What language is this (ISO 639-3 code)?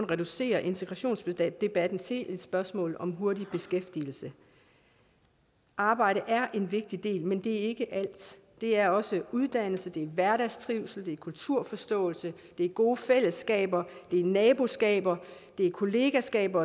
dan